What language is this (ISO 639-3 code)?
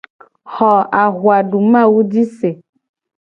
gej